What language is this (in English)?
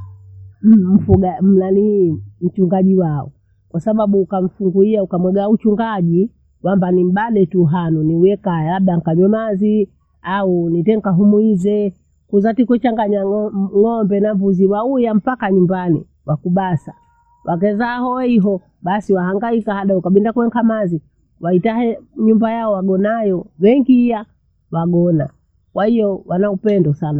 Bondei